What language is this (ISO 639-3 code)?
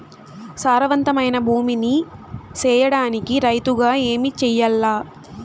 tel